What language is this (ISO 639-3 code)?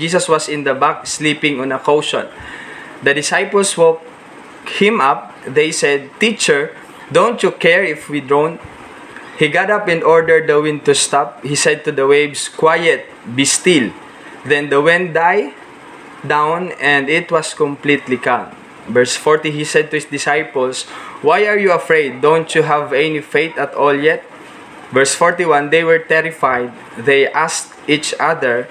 fil